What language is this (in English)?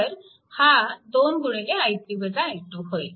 Marathi